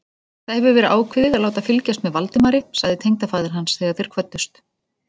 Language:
Icelandic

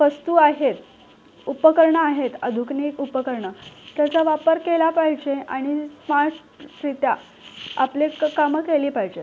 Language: Marathi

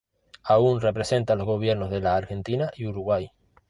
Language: Spanish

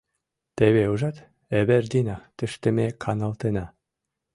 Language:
Mari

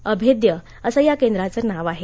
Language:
Marathi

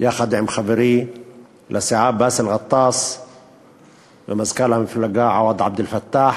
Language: Hebrew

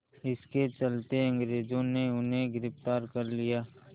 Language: Hindi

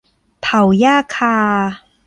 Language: Thai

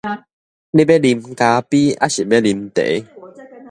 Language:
Min Nan Chinese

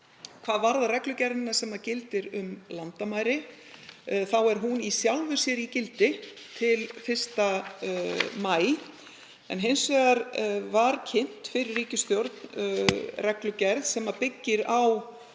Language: Icelandic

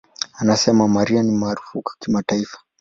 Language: Swahili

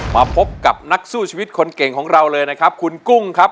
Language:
Thai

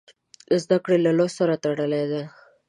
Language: Pashto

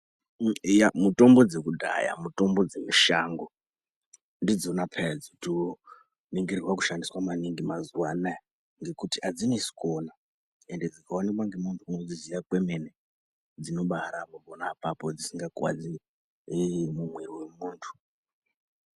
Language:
Ndau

